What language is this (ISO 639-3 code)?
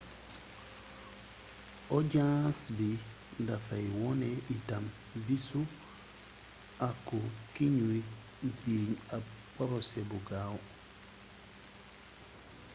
wol